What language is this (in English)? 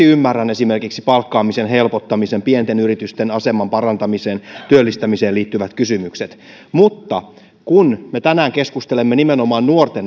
Finnish